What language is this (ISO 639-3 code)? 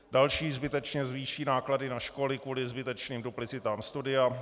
ces